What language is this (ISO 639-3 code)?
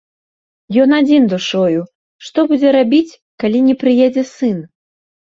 bel